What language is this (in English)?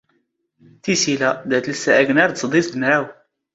Standard Moroccan Tamazight